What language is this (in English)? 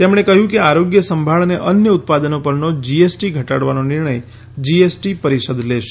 Gujarati